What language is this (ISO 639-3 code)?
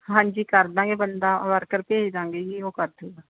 pan